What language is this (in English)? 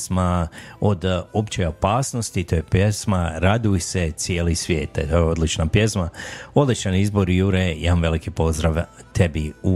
Croatian